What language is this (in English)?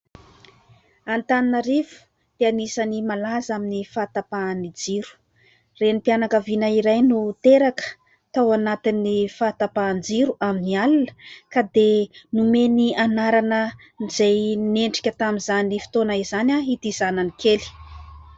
Malagasy